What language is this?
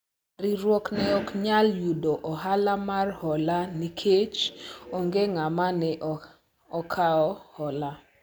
Luo (Kenya and Tanzania)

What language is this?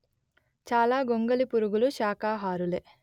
Telugu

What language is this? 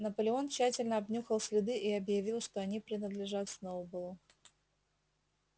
Russian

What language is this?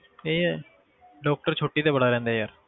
Punjabi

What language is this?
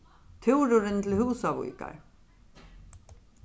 Faroese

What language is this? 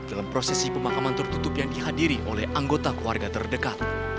Indonesian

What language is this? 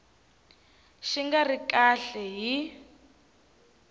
Tsonga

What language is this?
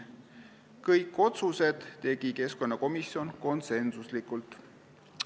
Estonian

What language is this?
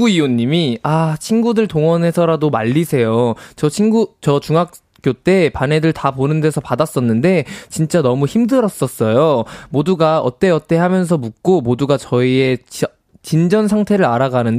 Korean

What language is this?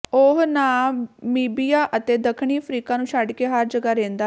Punjabi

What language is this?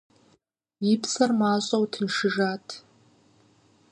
Kabardian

